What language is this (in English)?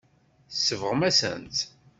Kabyle